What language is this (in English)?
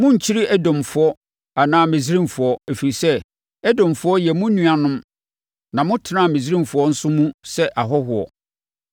Akan